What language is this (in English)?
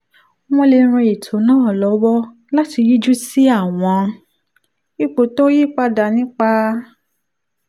Yoruba